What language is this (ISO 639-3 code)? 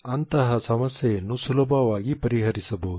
kan